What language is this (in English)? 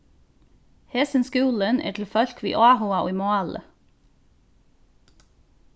Faroese